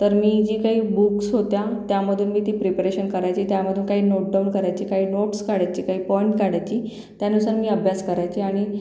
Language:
Marathi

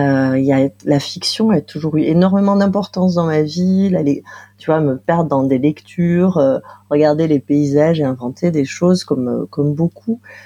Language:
French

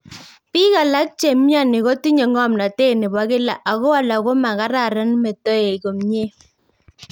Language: Kalenjin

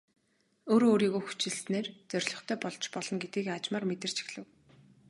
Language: Mongolian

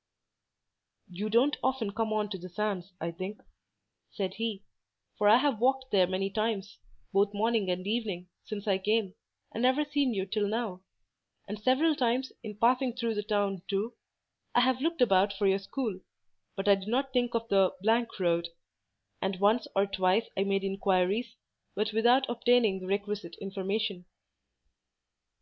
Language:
English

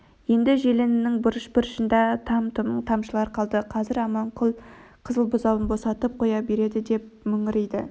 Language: Kazakh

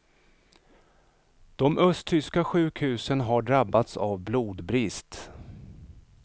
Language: Swedish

